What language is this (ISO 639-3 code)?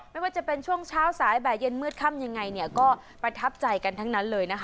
tha